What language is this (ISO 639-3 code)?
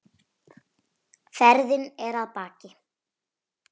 isl